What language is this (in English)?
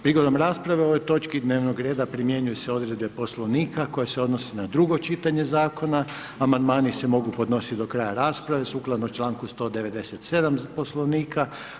Croatian